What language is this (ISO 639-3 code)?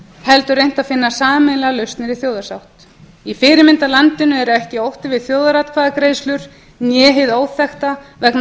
isl